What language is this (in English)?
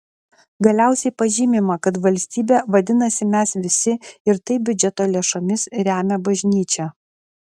Lithuanian